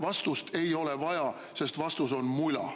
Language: Estonian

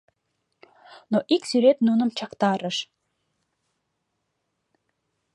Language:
Mari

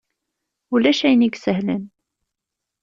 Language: Kabyle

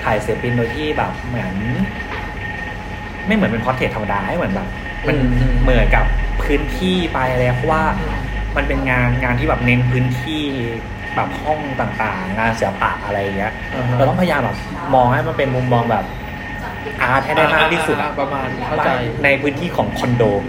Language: Thai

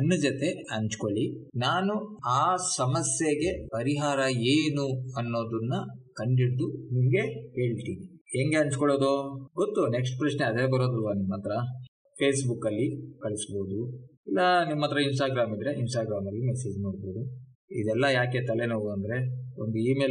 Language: Kannada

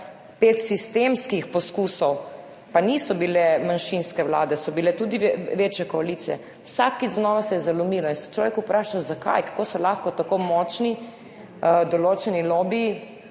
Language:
Slovenian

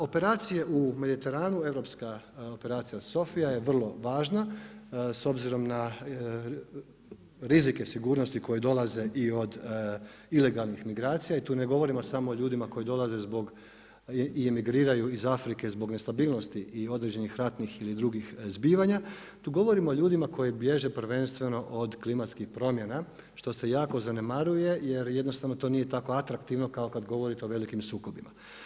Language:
Croatian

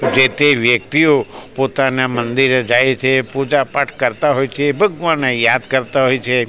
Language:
Gujarati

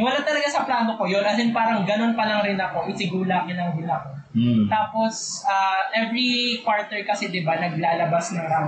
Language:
Filipino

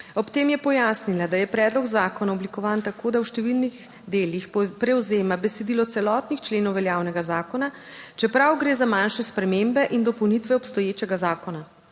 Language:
Slovenian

